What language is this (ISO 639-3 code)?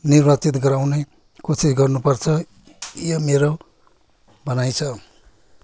nep